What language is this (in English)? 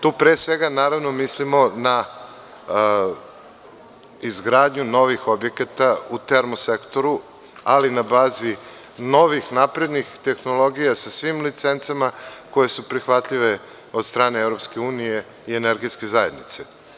Serbian